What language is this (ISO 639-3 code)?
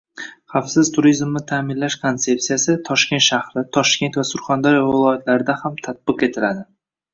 uzb